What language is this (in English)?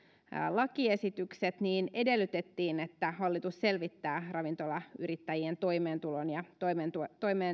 Finnish